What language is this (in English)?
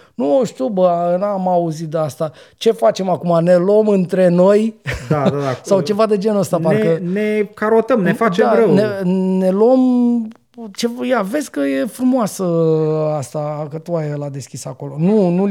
Romanian